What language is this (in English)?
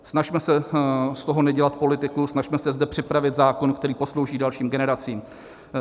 Czech